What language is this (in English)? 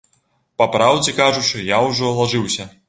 Belarusian